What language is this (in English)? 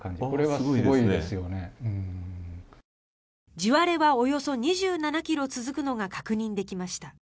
Japanese